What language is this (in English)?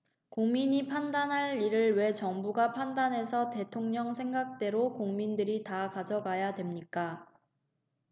Korean